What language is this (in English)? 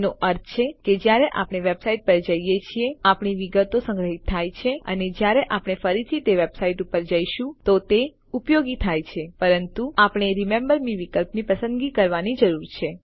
Gujarati